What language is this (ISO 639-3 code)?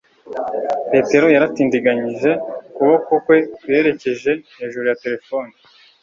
kin